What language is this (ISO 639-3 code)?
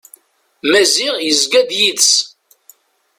kab